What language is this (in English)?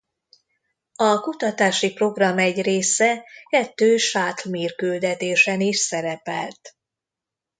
Hungarian